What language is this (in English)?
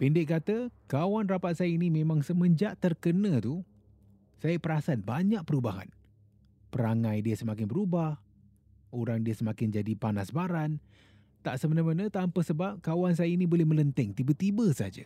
Malay